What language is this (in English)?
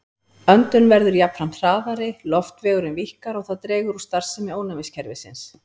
Icelandic